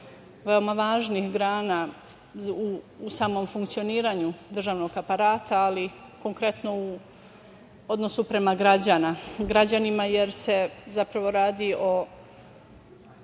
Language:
Serbian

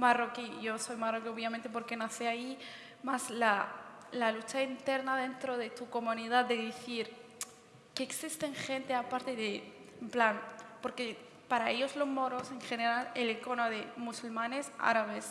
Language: Spanish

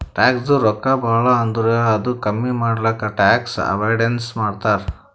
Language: Kannada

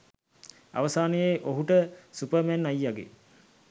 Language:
Sinhala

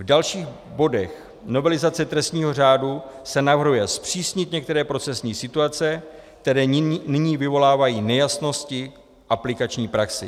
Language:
Czech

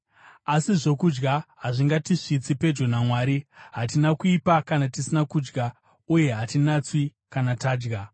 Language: Shona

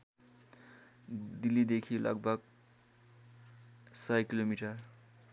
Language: Nepali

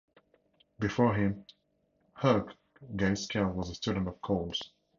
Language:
English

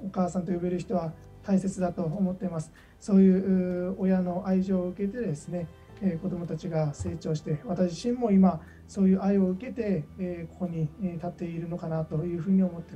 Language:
Japanese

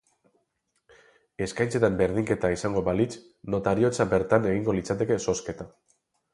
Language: Basque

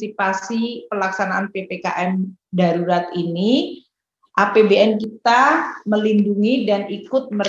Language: Indonesian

